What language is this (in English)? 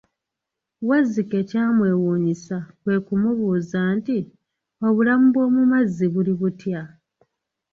Ganda